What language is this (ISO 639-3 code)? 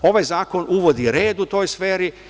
srp